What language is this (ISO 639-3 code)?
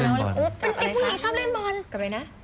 tha